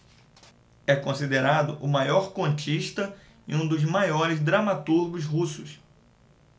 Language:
Portuguese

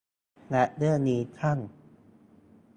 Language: Thai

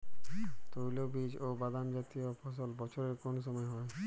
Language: Bangla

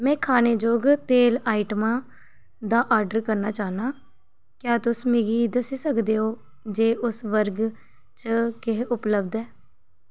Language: Dogri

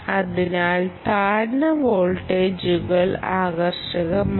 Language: Malayalam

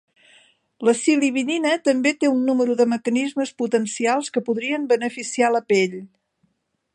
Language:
Catalan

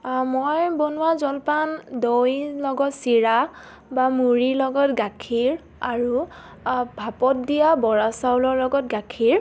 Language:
Assamese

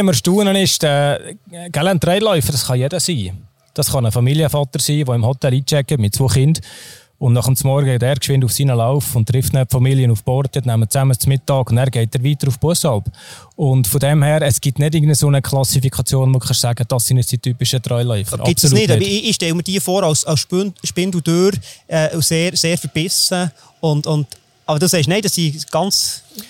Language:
German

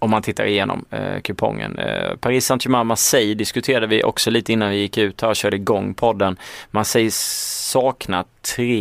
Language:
Swedish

